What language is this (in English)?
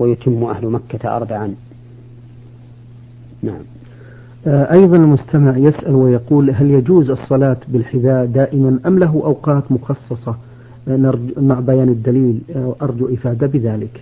Arabic